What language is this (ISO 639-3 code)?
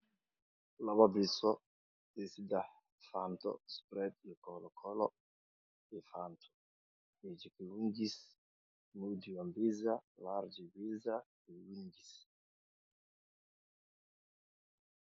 som